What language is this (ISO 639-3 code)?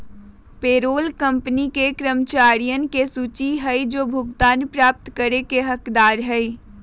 mag